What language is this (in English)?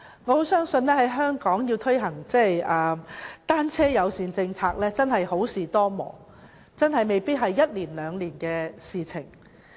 Cantonese